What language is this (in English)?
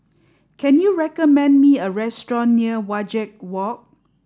English